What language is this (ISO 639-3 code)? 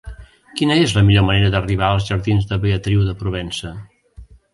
cat